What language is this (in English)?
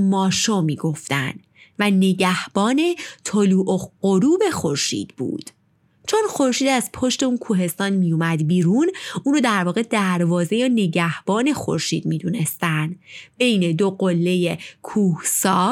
Persian